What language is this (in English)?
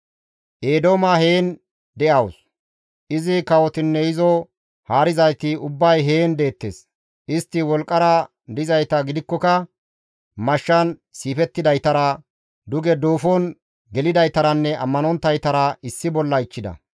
Gamo